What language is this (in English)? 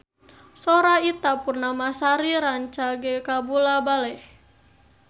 Sundanese